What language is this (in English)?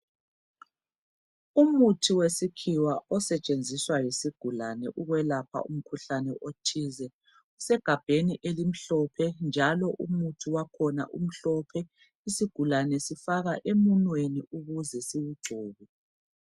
North Ndebele